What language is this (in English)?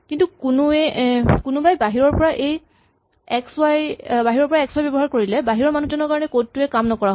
Assamese